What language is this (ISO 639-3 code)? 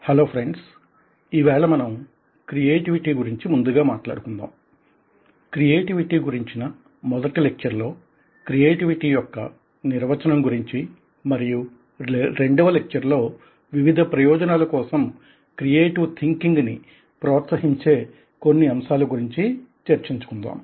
tel